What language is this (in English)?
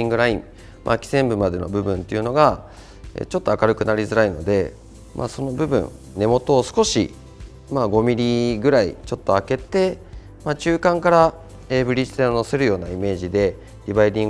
Japanese